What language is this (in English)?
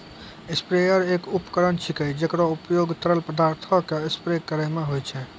Maithili